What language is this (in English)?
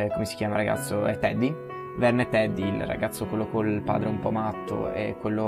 Italian